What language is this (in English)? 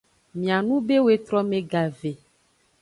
Aja (Benin)